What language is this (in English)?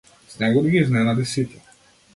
Macedonian